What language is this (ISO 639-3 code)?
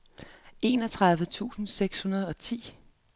dan